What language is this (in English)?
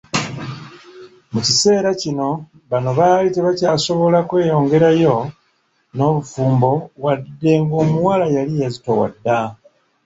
Ganda